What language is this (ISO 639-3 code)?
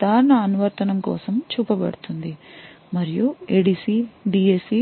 tel